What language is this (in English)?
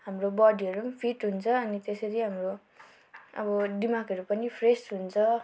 Nepali